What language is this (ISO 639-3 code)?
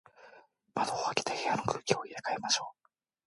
jpn